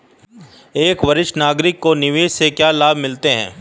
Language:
Hindi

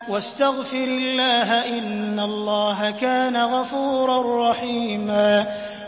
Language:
Arabic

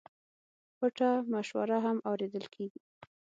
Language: Pashto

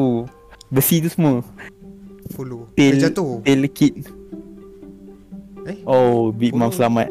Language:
Malay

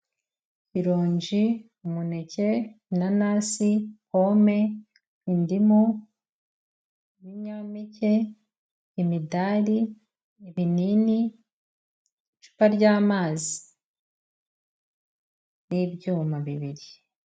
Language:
Kinyarwanda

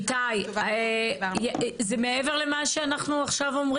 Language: Hebrew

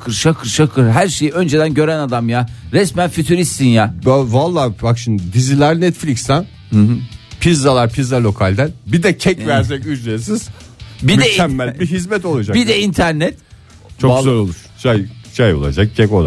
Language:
Turkish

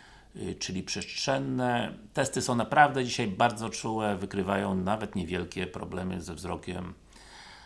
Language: Polish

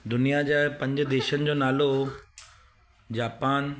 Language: Sindhi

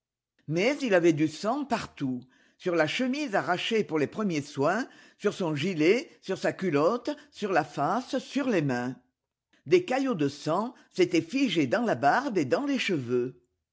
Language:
French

